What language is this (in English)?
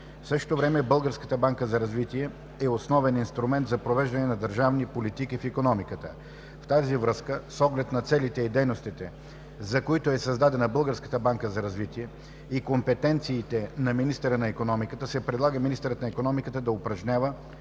Bulgarian